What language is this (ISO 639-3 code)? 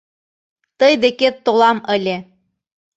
chm